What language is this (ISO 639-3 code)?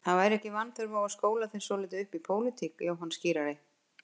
isl